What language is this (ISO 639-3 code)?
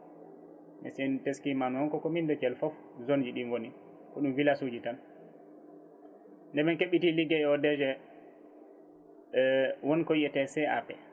ful